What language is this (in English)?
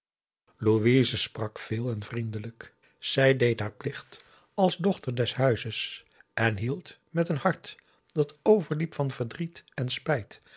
Dutch